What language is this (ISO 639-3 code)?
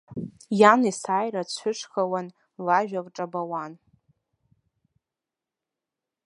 abk